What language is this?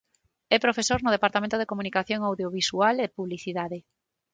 Galician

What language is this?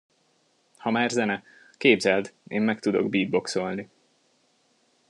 Hungarian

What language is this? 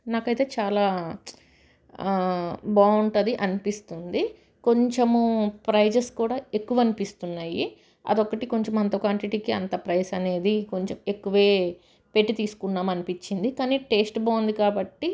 Telugu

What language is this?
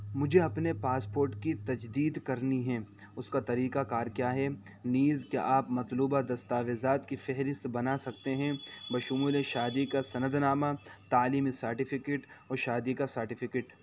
Urdu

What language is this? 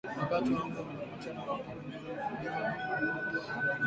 Swahili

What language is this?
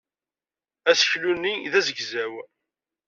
Kabyle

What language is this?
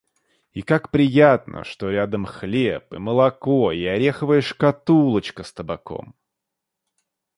Russian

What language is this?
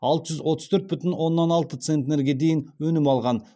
Kazakh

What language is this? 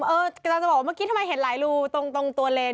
Thai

